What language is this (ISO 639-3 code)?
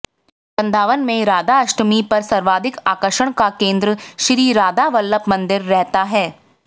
hin